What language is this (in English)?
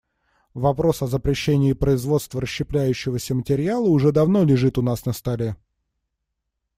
Russian